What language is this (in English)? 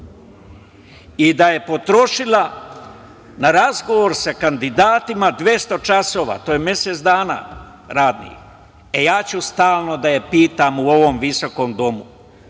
Serbian